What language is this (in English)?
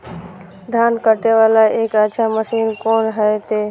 Maithili